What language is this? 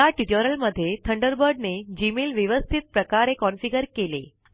Marathi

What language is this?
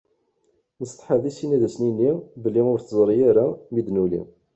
Kabyle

